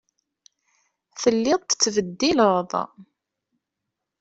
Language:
Kabyle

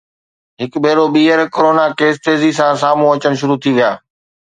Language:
Sindhi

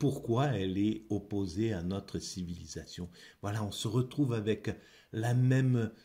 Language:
French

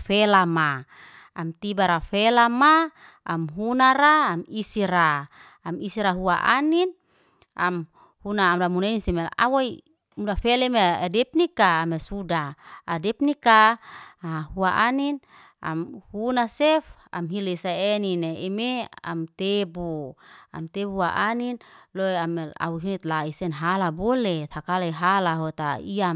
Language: Liana-Seti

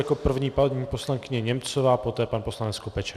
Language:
Czech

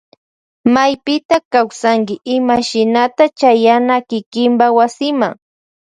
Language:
Loja Highland Quichua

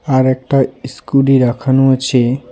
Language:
Bangla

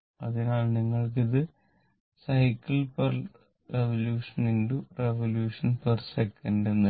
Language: Malayalam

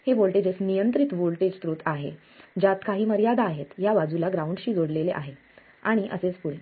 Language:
Marathi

